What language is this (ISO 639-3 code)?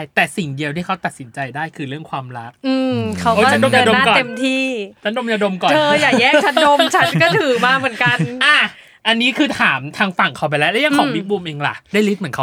tha